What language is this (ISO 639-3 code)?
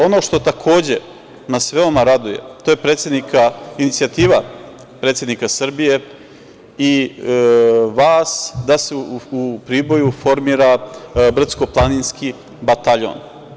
srp